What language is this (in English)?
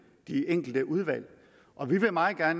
Danish